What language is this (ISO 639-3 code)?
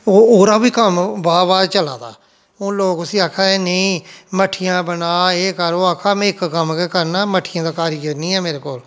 doi